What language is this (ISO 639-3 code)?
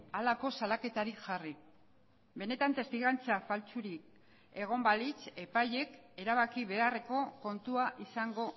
eus